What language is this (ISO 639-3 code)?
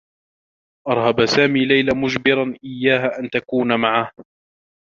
ara